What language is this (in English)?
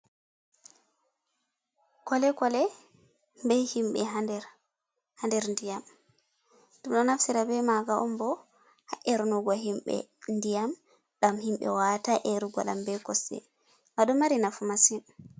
Fula